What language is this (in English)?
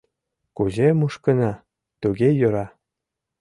Mari